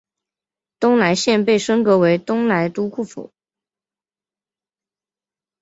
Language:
Chinese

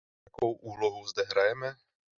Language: Czech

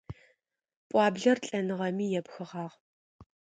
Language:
Adyghe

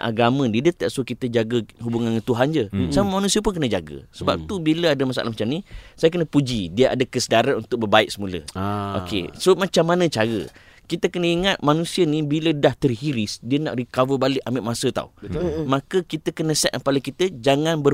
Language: Malay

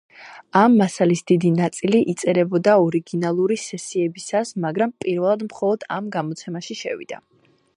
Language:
Georgian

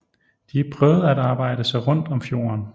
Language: Danish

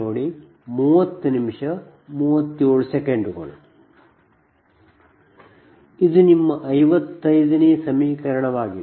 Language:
Kannada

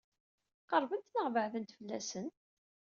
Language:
Kabyle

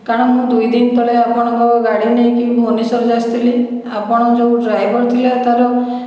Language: Odia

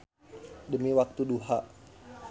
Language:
Sundanese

